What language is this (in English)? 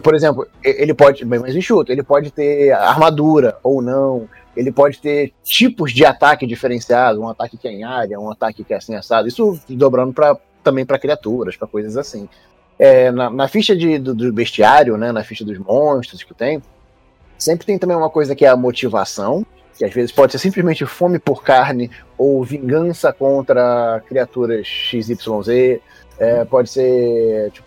Portuguese